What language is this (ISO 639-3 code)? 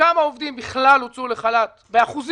heb